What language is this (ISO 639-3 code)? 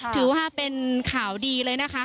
tha